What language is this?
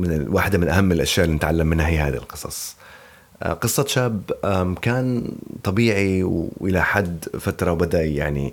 Arabic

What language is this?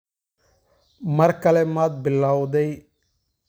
Somali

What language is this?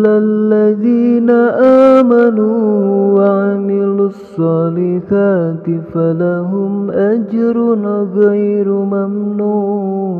Arabic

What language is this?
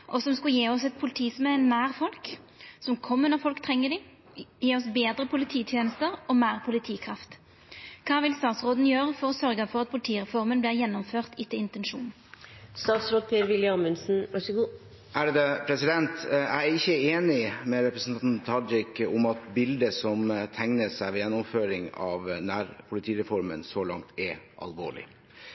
Norwegian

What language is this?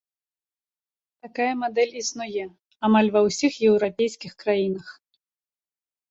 Belarusian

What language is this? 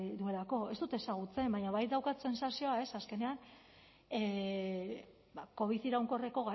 Basque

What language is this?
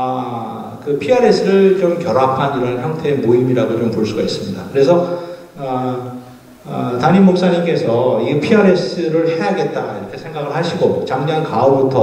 Korean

